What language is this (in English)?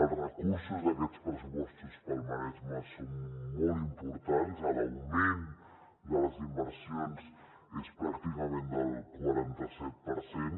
Catalan